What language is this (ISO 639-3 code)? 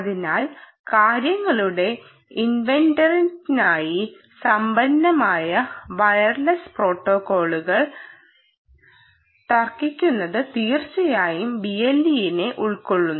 mal